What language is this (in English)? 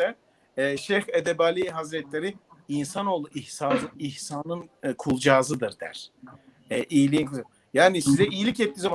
Turkish